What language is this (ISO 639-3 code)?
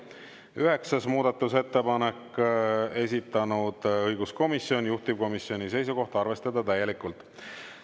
est